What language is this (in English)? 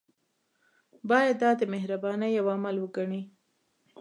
Pashto